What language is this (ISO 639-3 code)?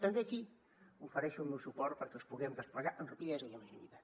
cat